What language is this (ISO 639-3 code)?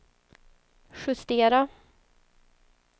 swe